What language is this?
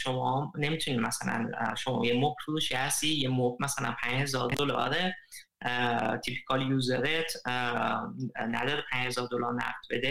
Persian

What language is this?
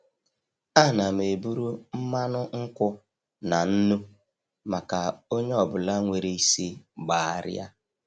Igbo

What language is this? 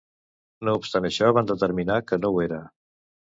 Catalan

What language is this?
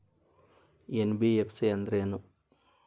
Kannada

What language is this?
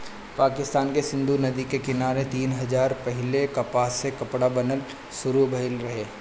Bhojpuri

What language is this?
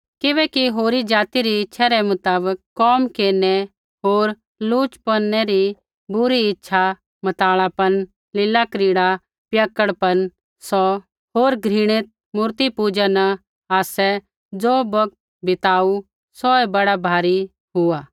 Kullu Pahari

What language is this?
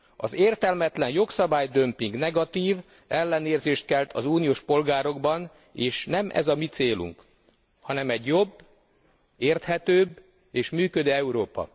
Hungarian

